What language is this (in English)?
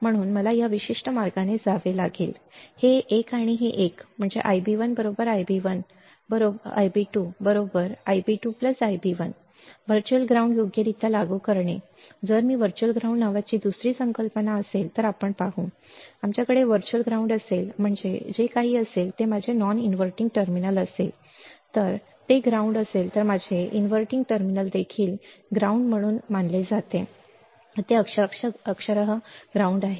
Marathi